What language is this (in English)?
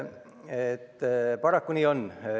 Estonian